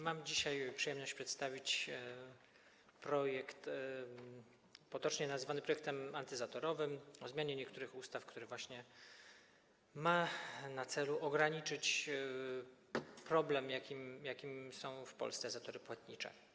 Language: Polish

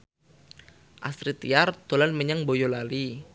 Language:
Javanese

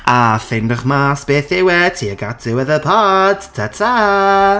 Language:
Welsh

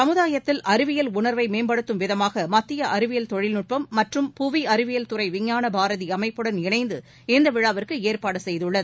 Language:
Tamil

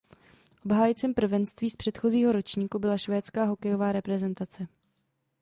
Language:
Czech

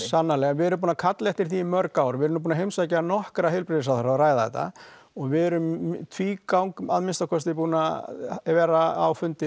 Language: Icelandic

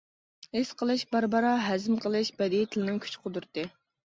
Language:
Uyghur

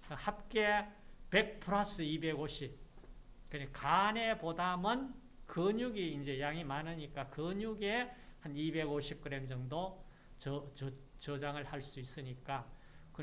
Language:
Korean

